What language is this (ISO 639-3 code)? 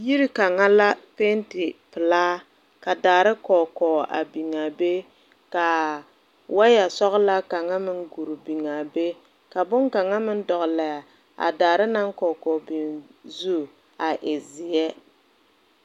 dga